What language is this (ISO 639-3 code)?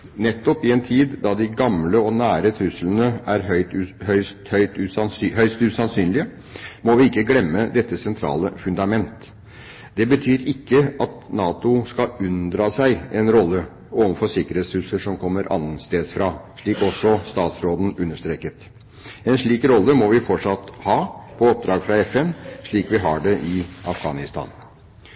nob